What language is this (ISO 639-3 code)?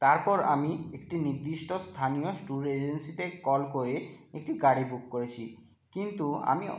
ben